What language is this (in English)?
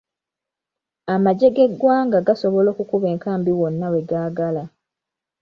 Ganda